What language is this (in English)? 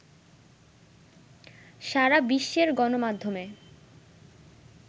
Bangla